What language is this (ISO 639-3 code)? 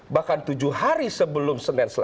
ind